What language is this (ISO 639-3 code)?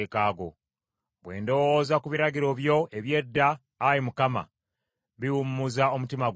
lug